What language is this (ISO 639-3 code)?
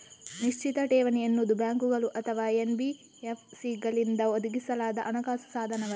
kan